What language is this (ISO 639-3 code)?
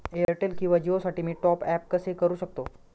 mar